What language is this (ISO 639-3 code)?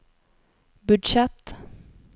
nor